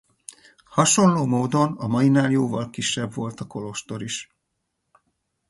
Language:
Hungarian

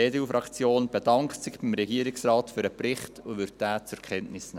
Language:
Swiss German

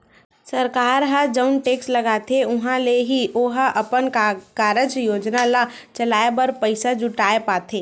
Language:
Chhattisgarhi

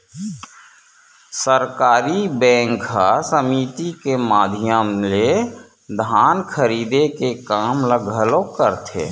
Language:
Chhattisgarhi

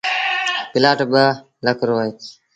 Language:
Sindhi Bhil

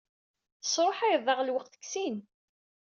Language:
Kabyle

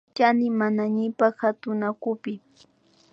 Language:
Imbabura Highland Quichua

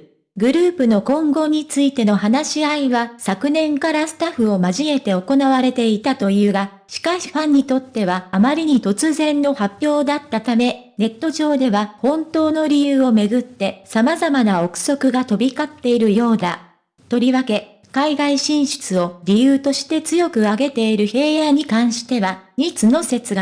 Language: Japanese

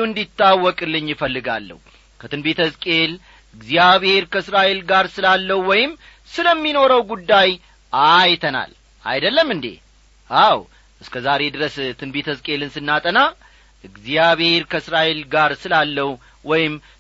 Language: Amharic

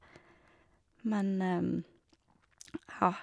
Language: Norwegian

